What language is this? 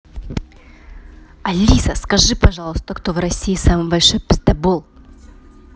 Russian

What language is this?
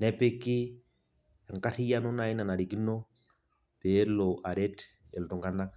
Masai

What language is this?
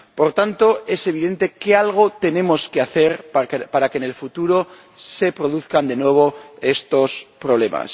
Spanish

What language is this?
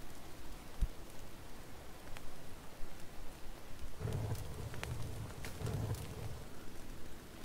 Turkish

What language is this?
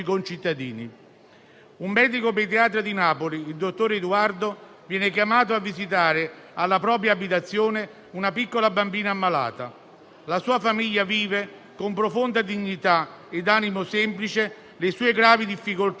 Italian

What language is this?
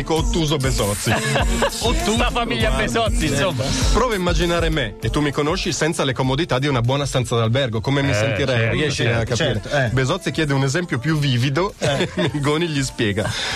Italian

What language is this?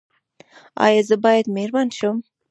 Pashto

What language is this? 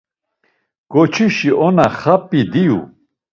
Laz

